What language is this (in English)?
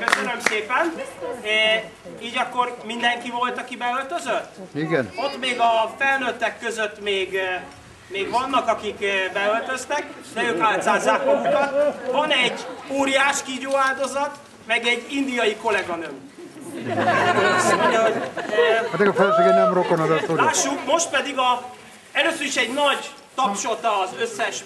Hungarian